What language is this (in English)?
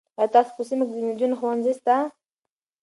Pashto